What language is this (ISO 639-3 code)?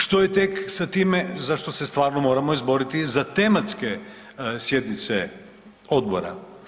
hrv